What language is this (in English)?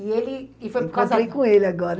Portuguese